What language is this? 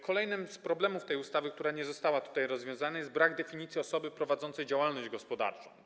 Polish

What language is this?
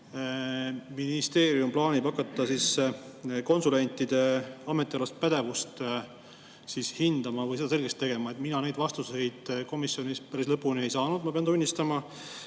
Estonian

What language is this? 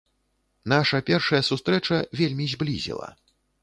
Belarusian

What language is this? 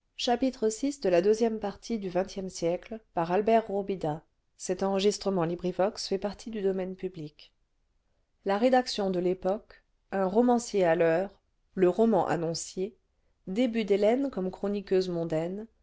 French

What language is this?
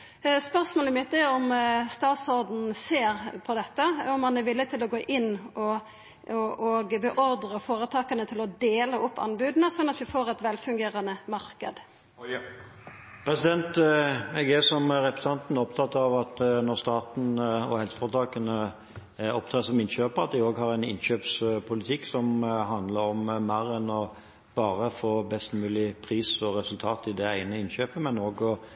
Norwegian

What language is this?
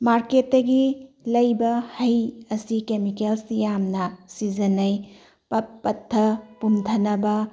Manipuri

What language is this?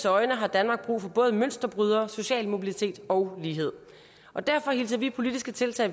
Danish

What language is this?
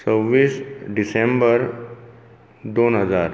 Konkani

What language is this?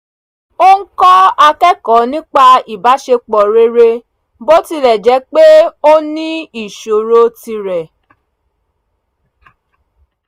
Yoruba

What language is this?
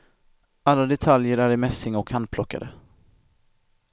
Swedish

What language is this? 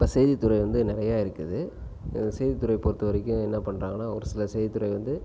Tamil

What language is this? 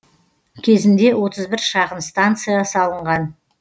Kazakh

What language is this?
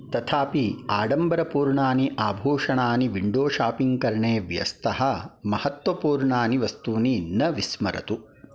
Sanskrit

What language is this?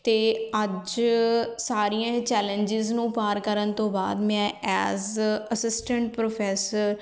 Punjabi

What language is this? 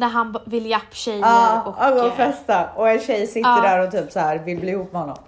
Swedish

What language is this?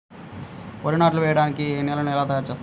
Telugu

